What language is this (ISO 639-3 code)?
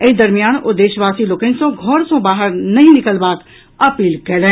mai